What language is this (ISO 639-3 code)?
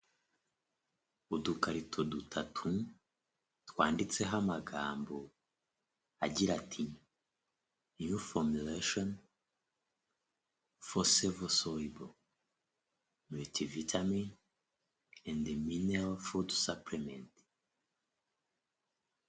kin